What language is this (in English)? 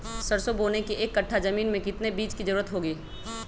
Magahi